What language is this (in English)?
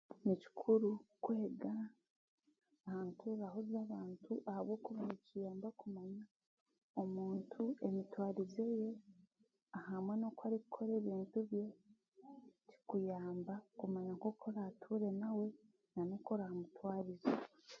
Chiga